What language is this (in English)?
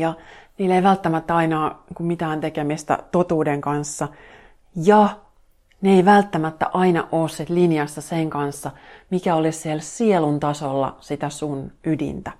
Finnish